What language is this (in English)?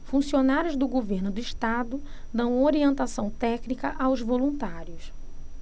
Portuguese